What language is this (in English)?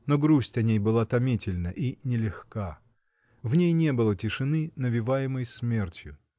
Russian